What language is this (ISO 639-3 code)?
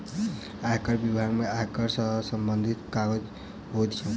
mai